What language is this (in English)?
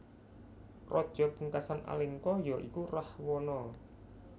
Javanese